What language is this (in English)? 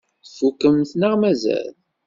Kabyle